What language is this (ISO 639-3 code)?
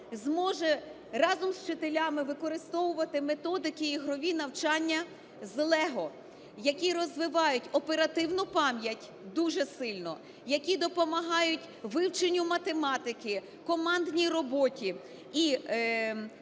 ukr